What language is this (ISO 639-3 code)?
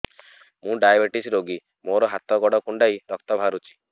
ori